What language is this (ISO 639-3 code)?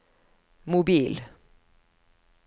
nor